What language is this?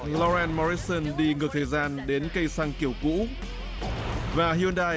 Vietnamese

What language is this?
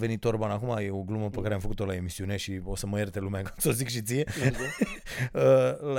Romanian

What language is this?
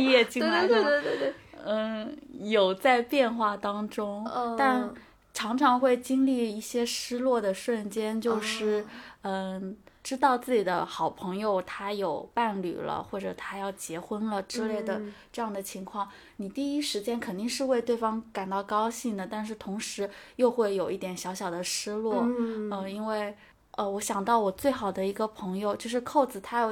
Chinese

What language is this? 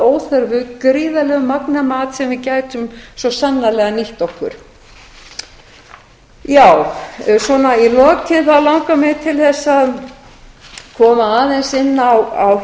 Icelandic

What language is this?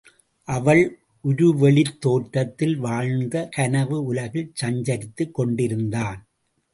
Tamil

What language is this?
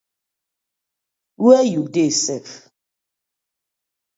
Nigerian Pidgin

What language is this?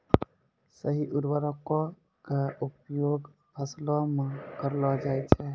Maithili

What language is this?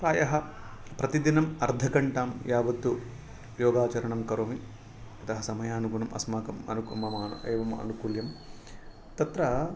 Sanskrit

